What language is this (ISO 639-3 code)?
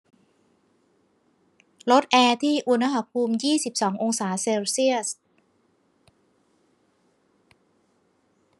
tha